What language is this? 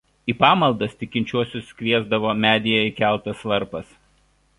Lithuanian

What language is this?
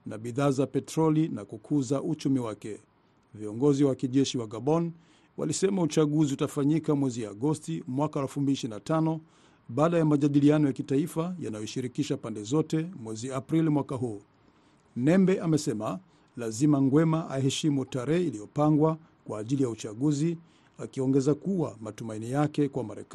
Swahili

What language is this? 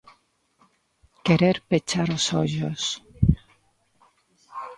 Galician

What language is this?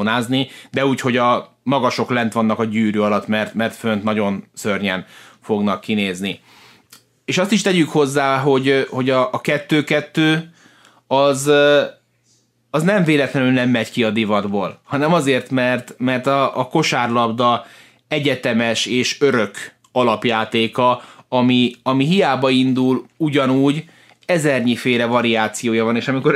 Hungarian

